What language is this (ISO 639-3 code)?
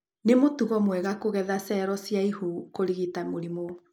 kik